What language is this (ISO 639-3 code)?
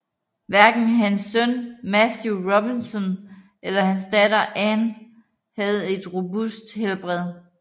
dan